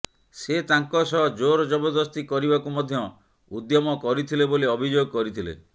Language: Odia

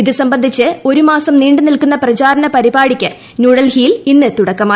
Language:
Malayalam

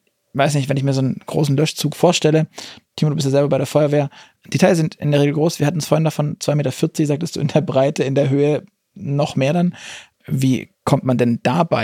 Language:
German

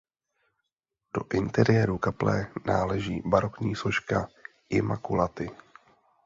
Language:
Czech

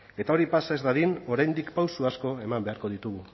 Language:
Basque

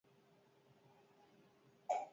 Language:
Basque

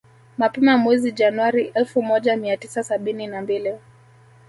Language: Swahili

